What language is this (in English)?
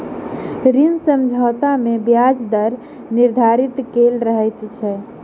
Maithili